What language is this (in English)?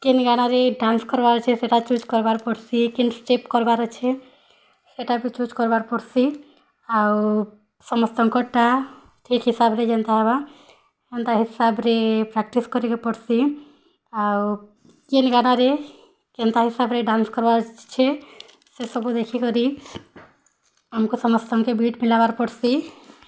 Odia